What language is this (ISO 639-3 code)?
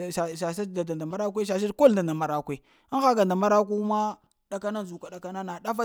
hia